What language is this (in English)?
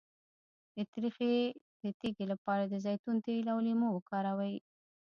Pashto